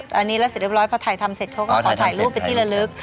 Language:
Thai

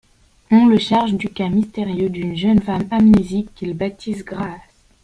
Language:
French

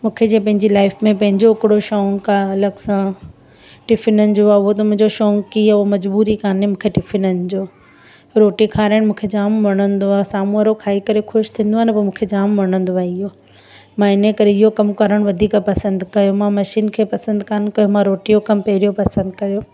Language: Sindhi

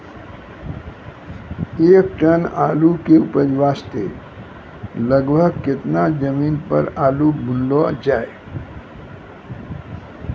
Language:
Maithili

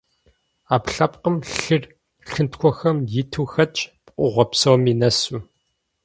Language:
Kabardian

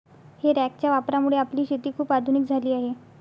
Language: Marathi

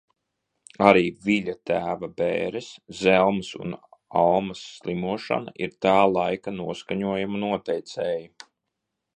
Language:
Latvian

